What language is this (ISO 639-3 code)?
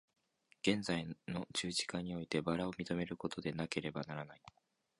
jpn